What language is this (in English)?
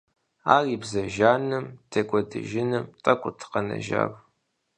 Kabardian